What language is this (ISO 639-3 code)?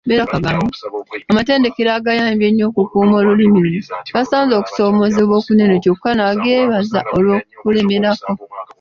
lug